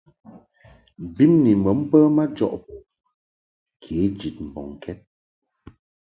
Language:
Mungaka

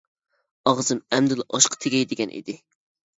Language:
Uyghur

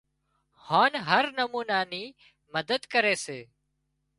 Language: Wadiyara Koli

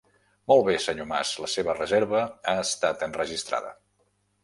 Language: Catalan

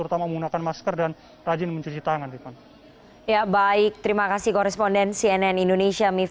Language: Indonesian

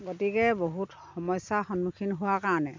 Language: Assamese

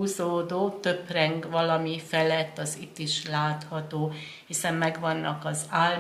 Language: Hungarian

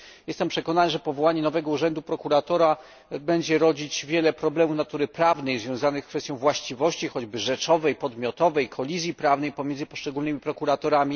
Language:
Polish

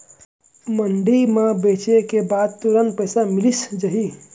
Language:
Chhattisgarhi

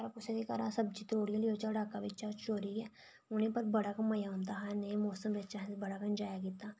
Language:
Dogri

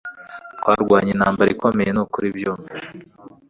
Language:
Kinyarwanda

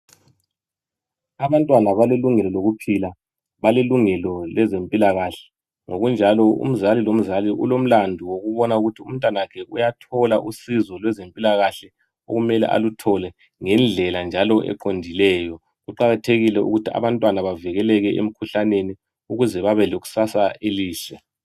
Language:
North Ndebele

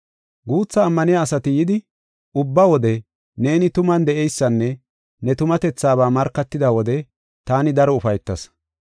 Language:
Gofa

